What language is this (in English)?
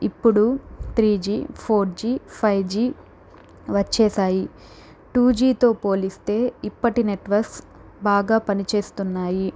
Telugu